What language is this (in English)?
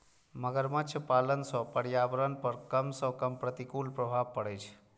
Maithili